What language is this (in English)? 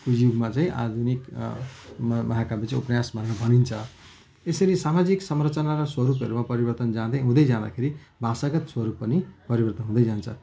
Nepali